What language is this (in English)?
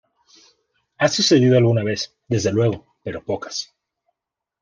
Spanish